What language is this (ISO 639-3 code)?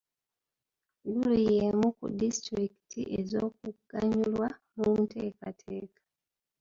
lug